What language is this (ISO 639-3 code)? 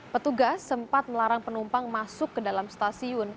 ind